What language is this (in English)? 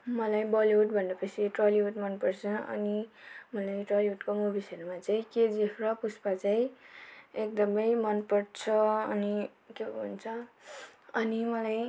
Nepali